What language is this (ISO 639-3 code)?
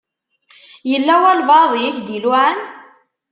kab